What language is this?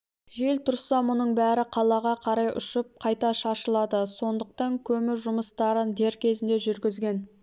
Kazakh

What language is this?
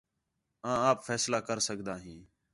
Khetrani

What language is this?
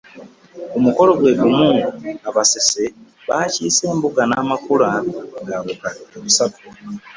Ganda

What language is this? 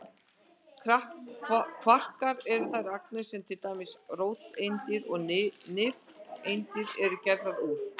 Icelandic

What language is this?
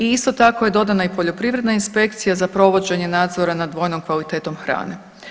Croatian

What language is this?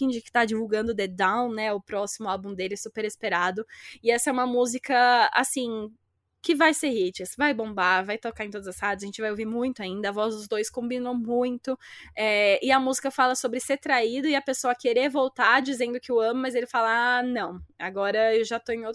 Portuguese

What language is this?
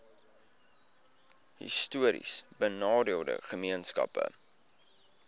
Afrikaans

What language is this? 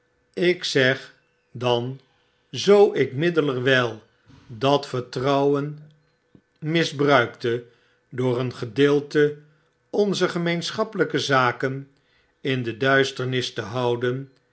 Dutch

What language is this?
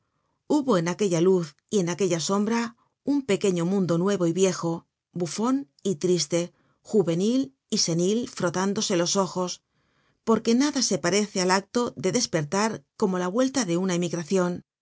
Spanish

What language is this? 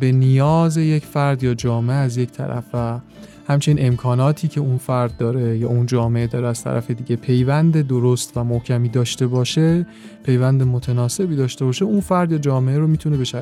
Persian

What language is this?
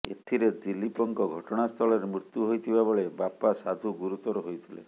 Odia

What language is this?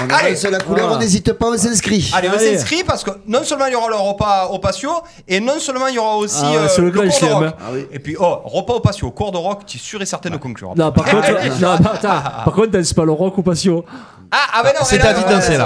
French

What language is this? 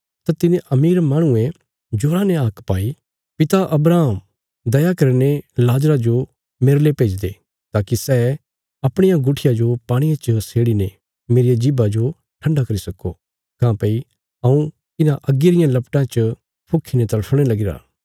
Bilaspuri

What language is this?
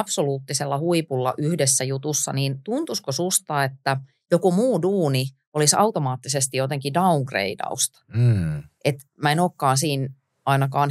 Finnish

